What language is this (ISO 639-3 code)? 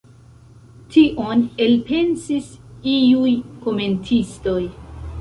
epo